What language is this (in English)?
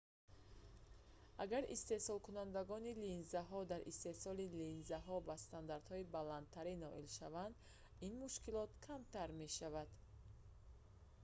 Tajik